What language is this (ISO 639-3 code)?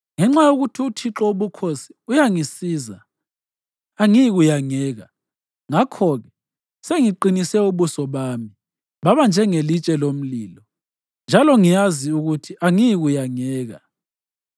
nde